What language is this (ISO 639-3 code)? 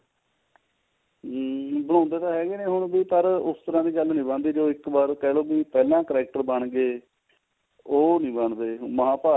pan